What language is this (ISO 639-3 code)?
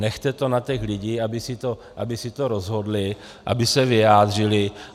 ces